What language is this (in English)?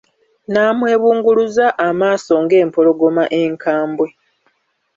Ganda